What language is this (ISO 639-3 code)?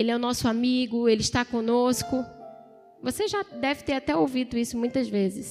por